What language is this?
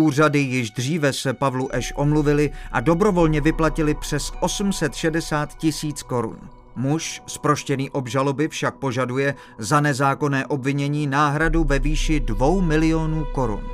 Czech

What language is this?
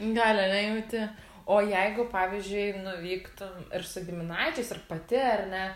Lithuanian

